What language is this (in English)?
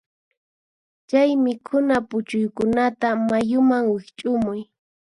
Puno Quechua